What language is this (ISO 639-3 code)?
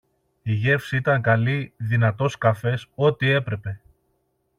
ell